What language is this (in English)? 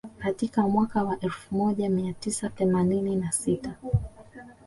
Swahili